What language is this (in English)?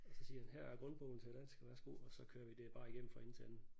Danish